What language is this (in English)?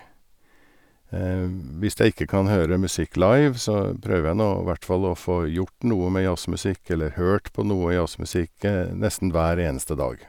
Norwegian